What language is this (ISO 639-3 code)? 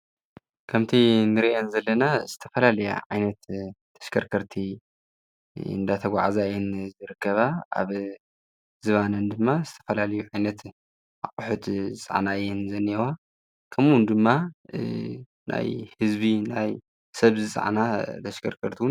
tir